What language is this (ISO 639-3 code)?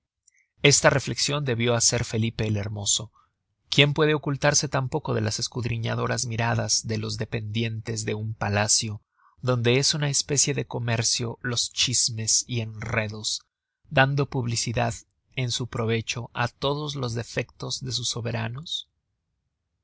spa